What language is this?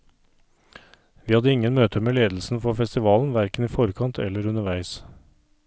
Norwegian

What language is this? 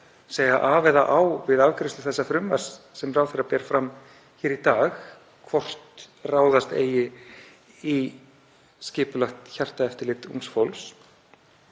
Icelandic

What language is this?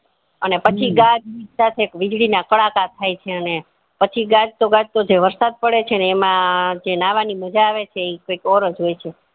Gujarati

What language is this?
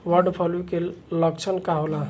Bhojpuri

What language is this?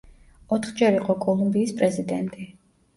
Georgian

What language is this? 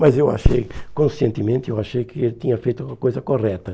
Portuguese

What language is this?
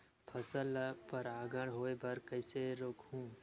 Chhattisgarhi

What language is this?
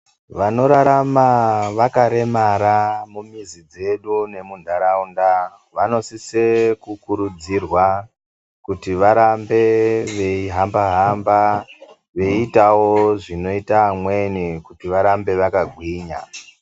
Ndau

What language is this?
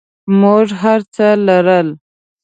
Pashto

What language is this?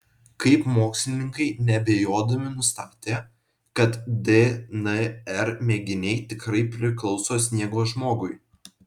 Lithuanian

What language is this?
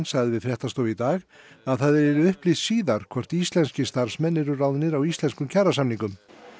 Icelandic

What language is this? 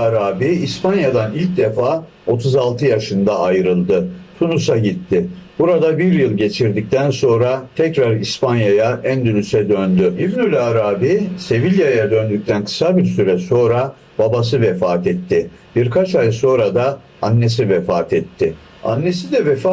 Turkish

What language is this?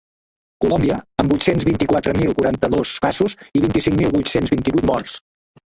Catalan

